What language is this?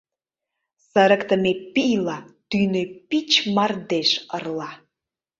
Mari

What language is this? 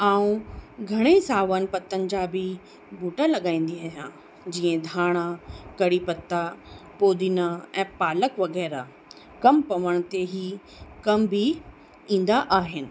Sindhi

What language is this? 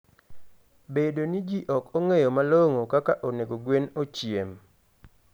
Luo (Kenya and Tanzania)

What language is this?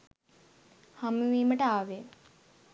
Sinhala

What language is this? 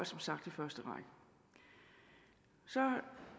Danish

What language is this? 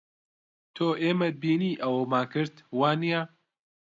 Central Kurdish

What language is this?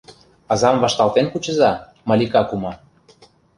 Mari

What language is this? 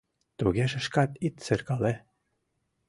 Mari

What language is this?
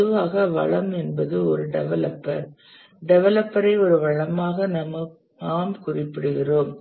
Tamil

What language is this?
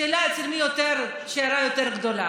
Hebrew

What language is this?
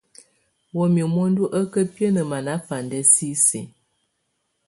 Tunen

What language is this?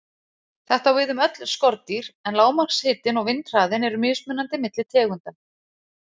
Icelandic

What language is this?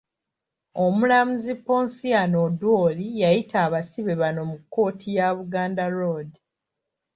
Ganda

